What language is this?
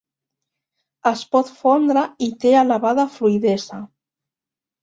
Catalan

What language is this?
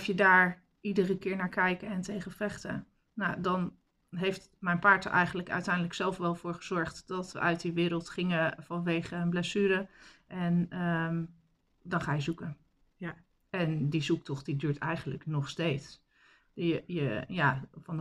Dutch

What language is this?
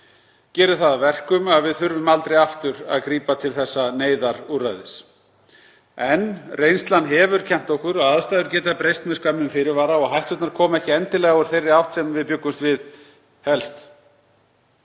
Icelandic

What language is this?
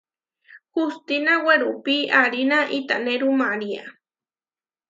Huarijio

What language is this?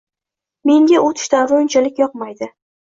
Uzbek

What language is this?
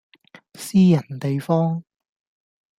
Cantonese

